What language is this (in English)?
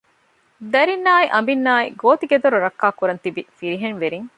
Divehi